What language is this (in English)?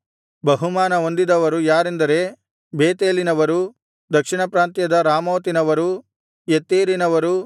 Kannada